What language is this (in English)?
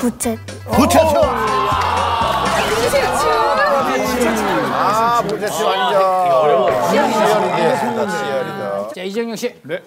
Korean